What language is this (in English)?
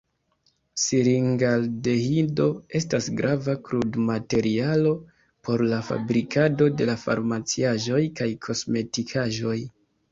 Esperanto